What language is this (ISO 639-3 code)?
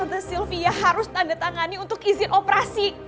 ind